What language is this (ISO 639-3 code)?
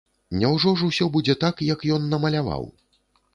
bel